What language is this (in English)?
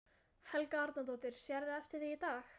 Icelandic